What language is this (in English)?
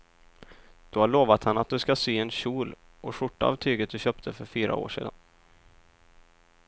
Swedish